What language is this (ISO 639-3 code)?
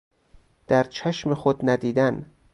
fas